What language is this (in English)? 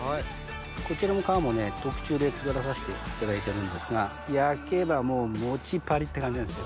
Japanese